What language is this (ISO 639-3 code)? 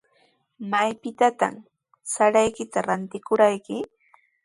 qws